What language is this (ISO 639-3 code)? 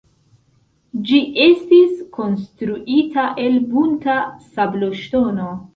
epo